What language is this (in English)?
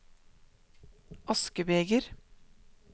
Norwegian